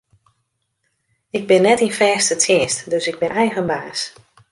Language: Western Frisian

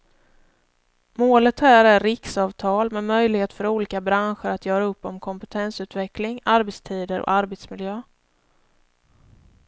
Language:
Swedish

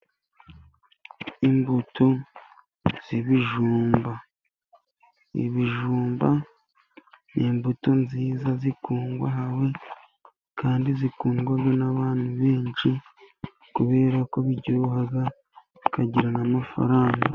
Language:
Kinyarwanda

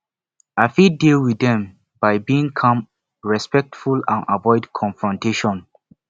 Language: Nigerian Pidgin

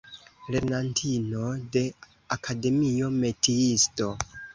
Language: Esperanto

